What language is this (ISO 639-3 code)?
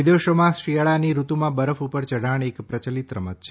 guj